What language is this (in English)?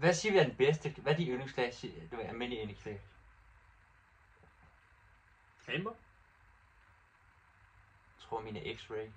Danish